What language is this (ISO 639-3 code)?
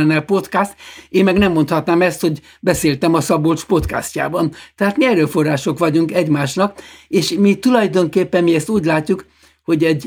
hun